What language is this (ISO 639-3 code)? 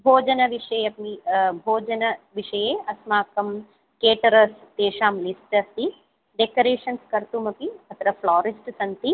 san